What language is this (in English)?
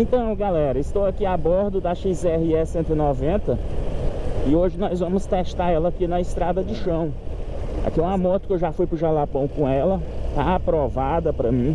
Portuguese